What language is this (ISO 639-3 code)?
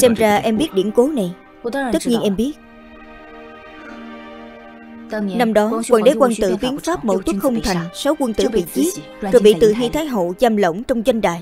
vie